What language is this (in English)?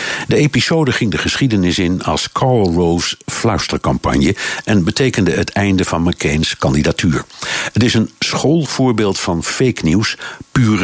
Dutch